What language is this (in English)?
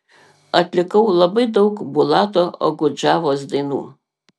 Lithuanian